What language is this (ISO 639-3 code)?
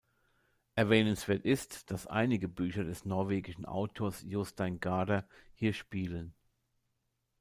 deu